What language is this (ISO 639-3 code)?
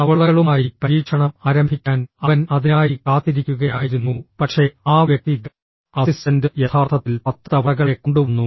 mal